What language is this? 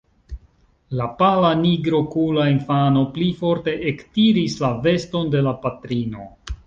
Esperanto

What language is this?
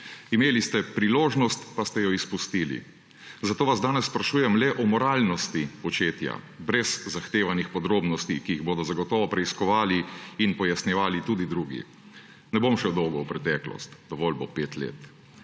Slovenian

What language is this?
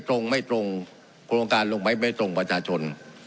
Thai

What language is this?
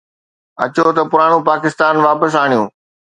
Sindhi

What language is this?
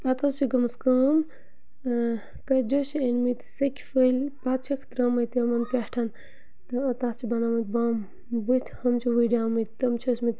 Kashmiri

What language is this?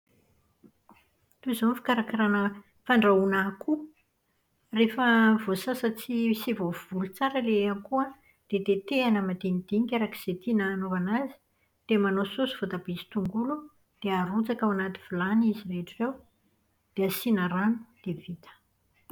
Malagasy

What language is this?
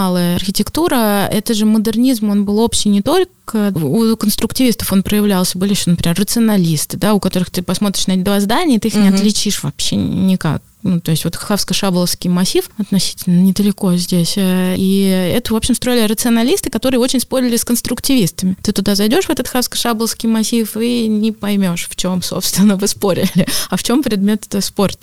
Russian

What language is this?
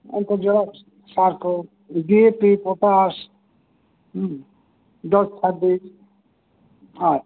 Santali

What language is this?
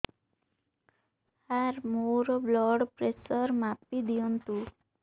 Odia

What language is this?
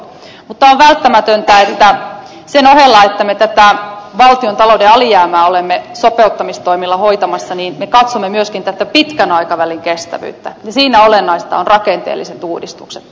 Finnish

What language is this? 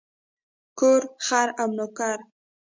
Pashto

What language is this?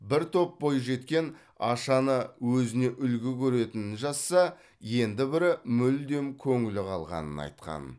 Kazakh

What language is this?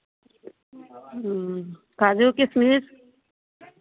Maithili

